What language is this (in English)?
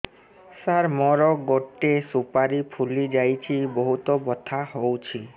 Odia